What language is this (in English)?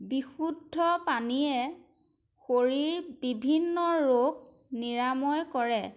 Assamese